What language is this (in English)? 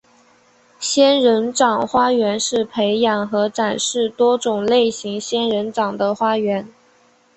Chinese